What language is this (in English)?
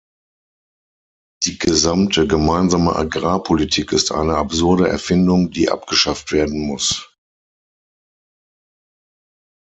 German